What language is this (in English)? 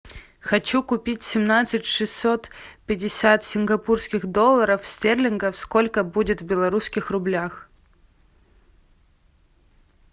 Russian